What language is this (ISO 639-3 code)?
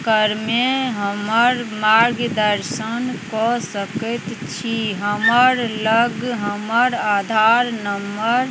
mai